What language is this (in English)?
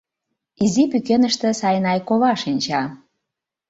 Mari